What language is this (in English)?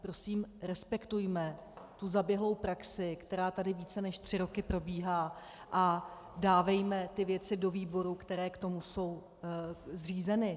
Czech